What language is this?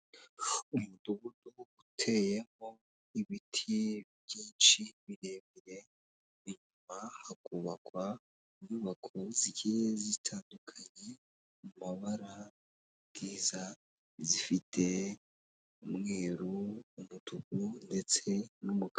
Kinyarwanda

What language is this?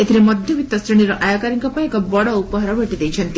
Odia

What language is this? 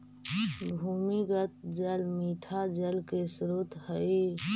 Magahi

